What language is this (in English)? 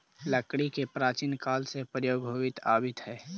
Magahi